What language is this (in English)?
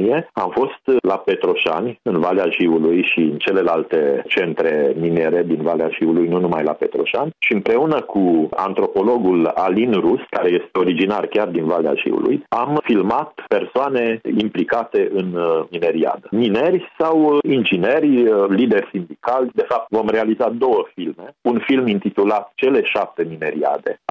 Romanian